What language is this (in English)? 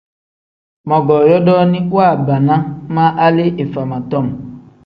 Tem